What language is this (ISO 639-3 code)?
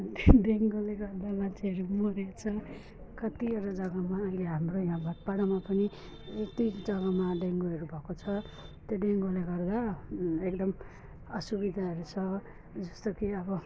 nep